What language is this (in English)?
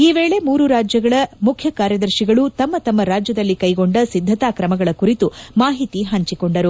Kannada